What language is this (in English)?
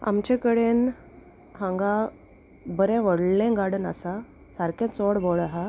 Konkani